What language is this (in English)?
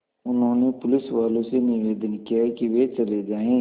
Hindi